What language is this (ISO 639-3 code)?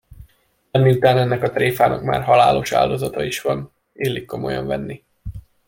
hun